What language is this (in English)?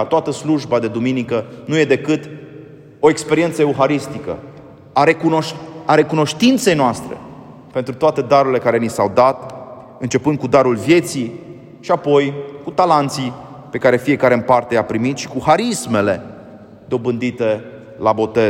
Romanian